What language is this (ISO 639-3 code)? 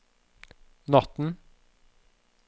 nor